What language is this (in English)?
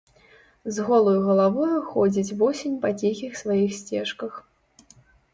Belarusian